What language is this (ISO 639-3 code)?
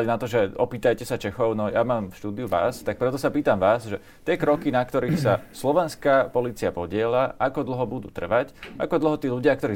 slk